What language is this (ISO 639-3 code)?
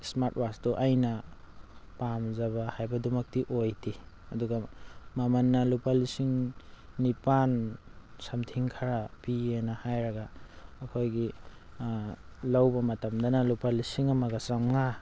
mni